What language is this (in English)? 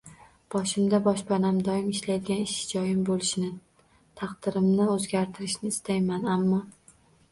Uzbek